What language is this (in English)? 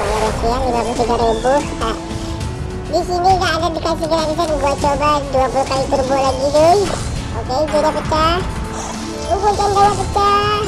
Indonesian